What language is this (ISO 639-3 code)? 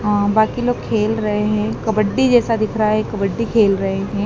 hin